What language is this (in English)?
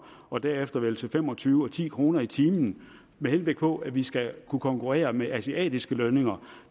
Danish